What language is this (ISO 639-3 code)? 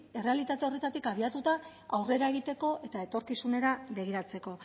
eus